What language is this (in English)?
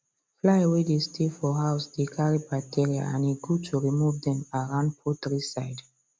Nigerian Pidgin